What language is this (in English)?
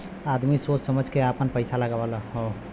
Bhojpuri